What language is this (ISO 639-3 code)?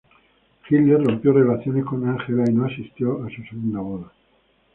spa